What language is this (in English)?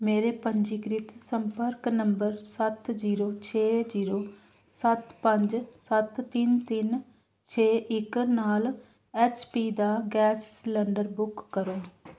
Punjabi